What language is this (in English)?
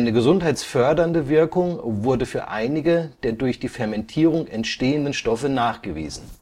German